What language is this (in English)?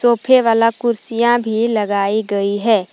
Hindi